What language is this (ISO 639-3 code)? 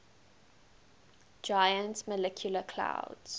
eng